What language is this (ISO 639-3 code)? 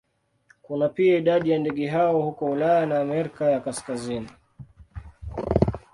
swa